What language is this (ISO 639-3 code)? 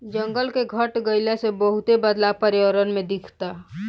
bho